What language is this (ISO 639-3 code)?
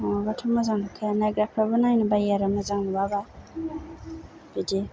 brx